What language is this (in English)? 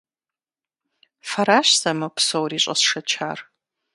Kabardian